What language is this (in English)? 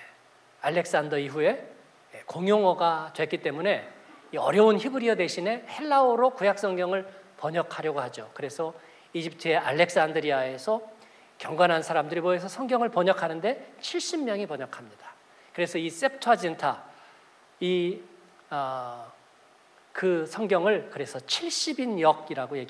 Korean